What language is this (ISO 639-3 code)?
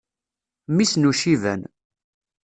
kab